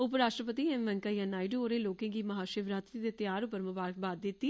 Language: Dogri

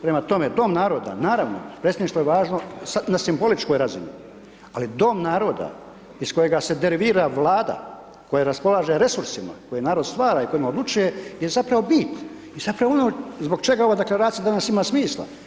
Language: Croatian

